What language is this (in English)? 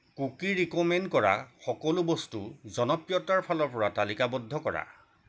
Assamese